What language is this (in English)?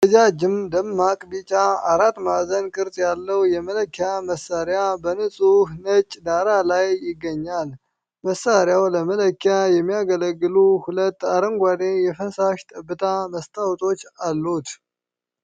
Amharic